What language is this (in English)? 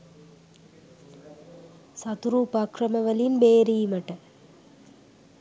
Sinhala